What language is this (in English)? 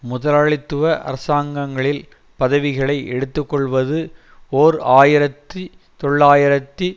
Tamil